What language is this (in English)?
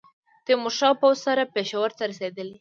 Pashto